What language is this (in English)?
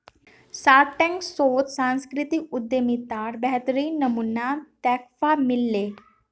Magahi